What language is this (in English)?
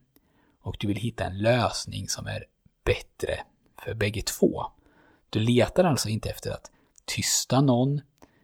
Swedish